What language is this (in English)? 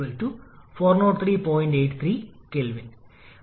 Malayalam